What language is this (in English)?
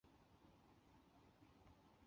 Chinese